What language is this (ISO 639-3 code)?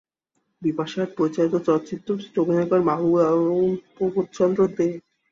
ben